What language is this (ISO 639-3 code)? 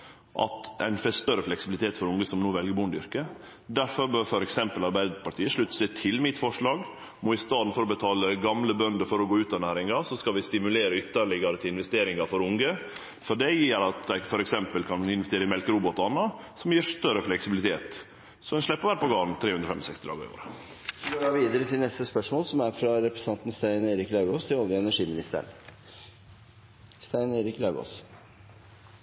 nno